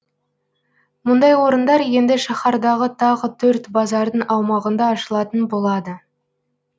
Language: Kazakh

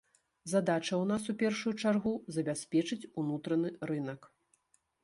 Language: Belarusian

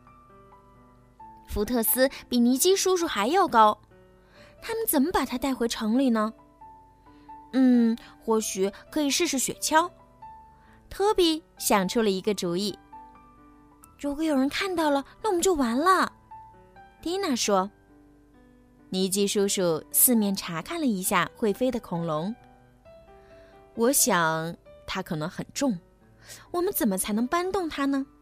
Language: Chinese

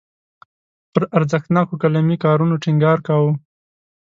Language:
Pashto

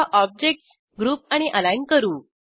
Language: Marathi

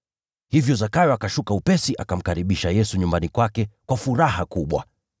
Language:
Swahili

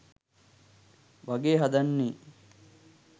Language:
Sinhala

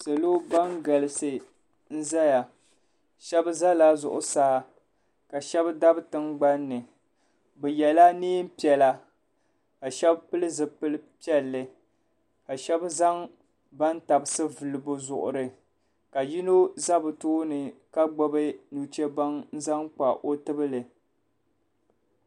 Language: Dagbani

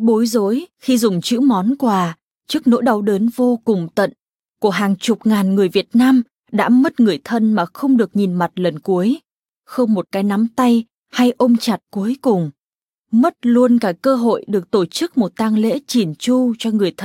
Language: Vietnamese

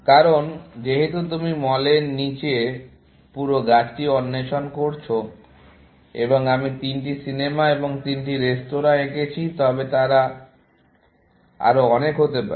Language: Bangla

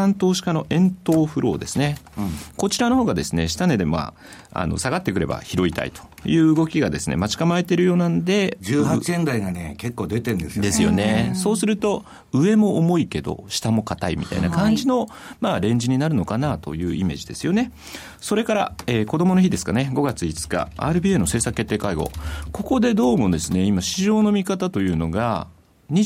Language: Japanese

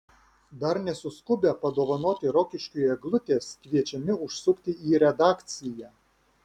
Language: Lithuanian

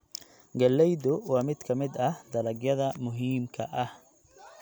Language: Somali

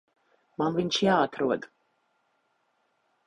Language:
Latvian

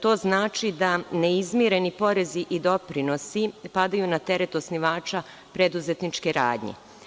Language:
Serbian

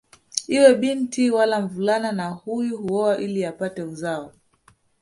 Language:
Swahili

